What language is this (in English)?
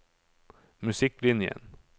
Norwegian